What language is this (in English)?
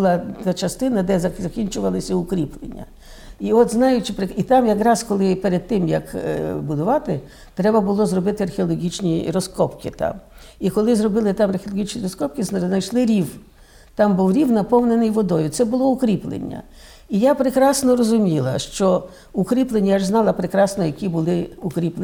Ukrainian